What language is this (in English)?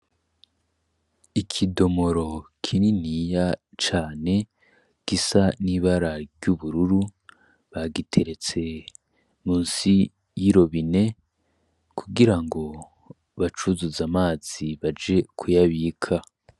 Rundi